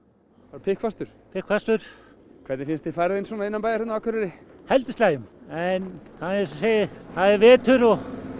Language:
Icelandic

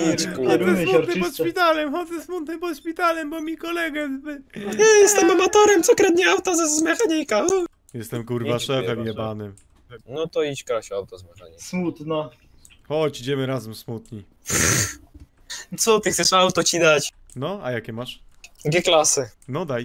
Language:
Polish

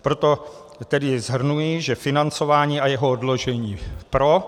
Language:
Czech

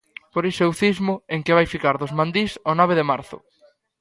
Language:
Galician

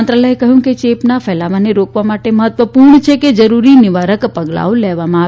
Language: Gujarati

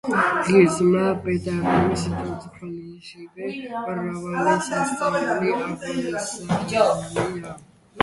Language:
Georgian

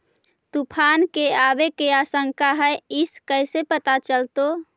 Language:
Magahi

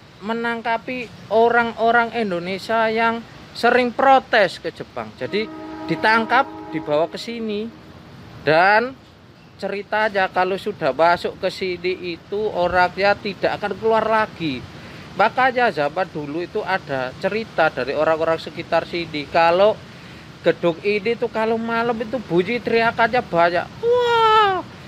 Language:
Indonesian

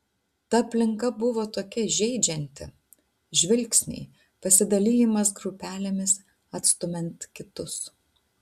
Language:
Lithuanian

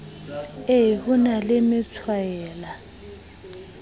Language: Southern Sotho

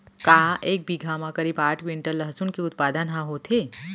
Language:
Chhattisgarhi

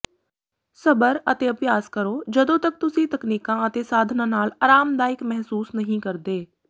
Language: Punjabi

